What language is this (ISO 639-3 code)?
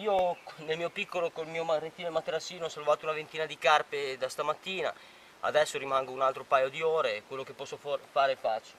ita